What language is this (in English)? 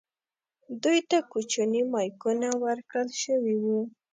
Pashto